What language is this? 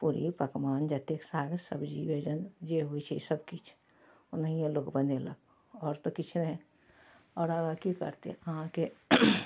Maithili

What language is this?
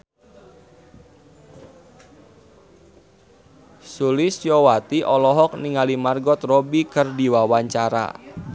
Sundanese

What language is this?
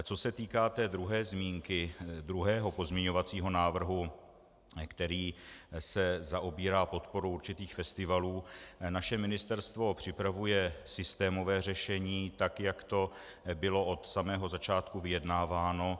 Czech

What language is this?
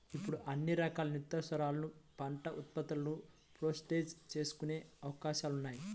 Telugu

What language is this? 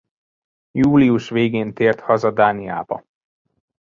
Hungarian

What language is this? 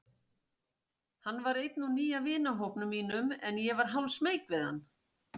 Icelandic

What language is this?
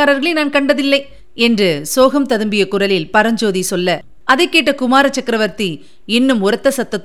Tamil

